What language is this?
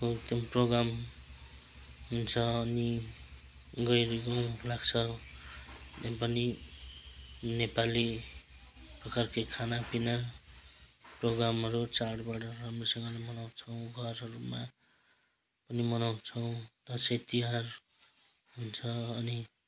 Nepali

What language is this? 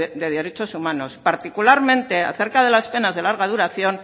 Spanish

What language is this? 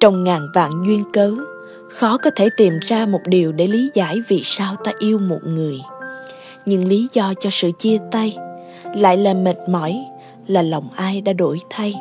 Vietnamese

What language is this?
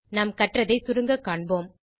Tamil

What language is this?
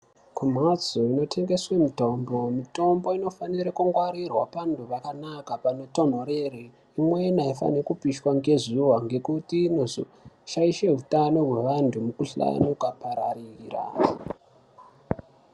Ndau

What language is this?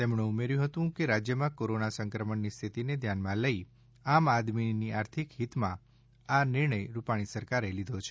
Gujarati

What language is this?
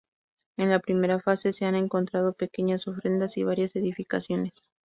Spanish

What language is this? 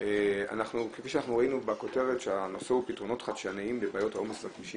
Hebrew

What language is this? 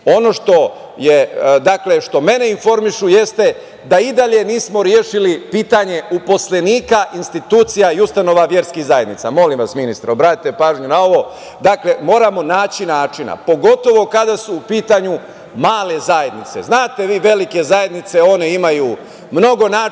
Serbian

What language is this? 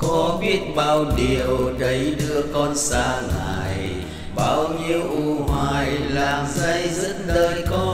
Vietnamese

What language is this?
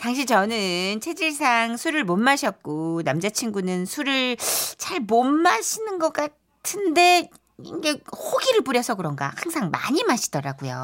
Korean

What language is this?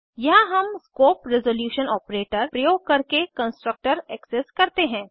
Hindi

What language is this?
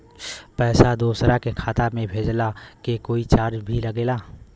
Bhojpuri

